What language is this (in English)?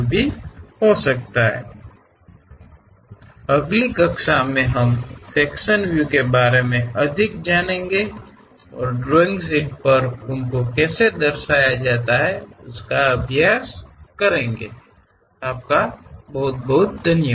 Kannada